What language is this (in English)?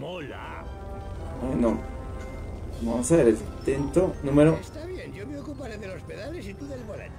Spanish